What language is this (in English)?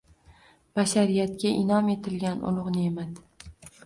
Uzbek